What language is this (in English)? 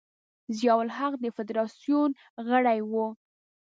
Pashto